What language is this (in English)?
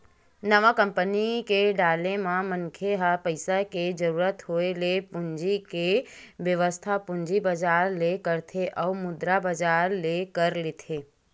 Chhattisgarhi